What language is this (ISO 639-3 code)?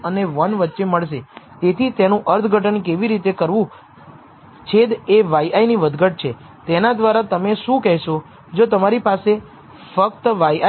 guj